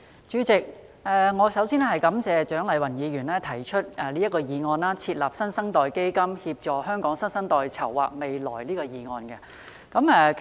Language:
Cantonese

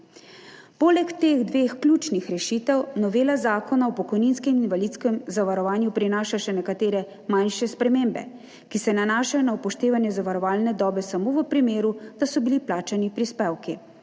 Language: Slovenian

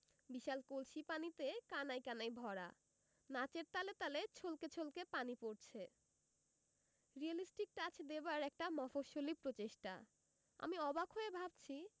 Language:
Bangla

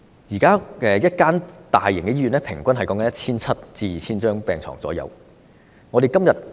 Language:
Cantonese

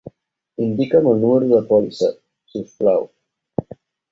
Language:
Catalan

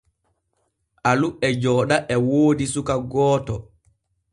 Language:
Borgu Fulfulde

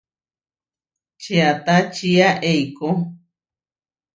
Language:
Huarijio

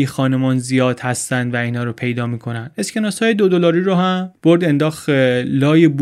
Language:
Persian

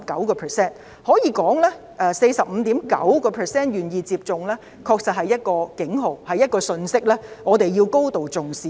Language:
Cantonese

